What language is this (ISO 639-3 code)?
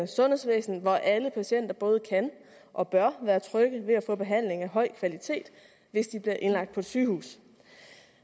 dan